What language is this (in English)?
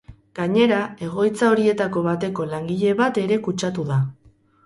Basque